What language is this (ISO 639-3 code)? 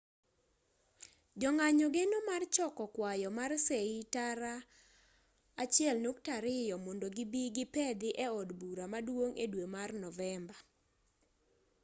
luo